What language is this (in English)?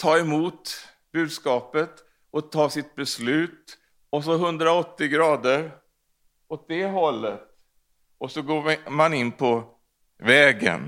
Swedish